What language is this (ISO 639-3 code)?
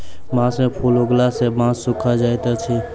mai